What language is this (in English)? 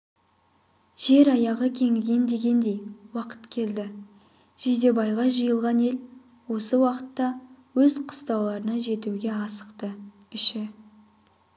Kazakh